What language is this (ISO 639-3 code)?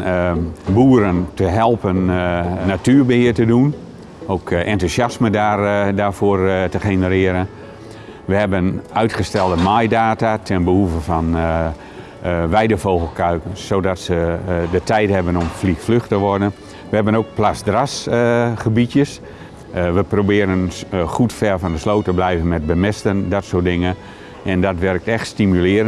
nld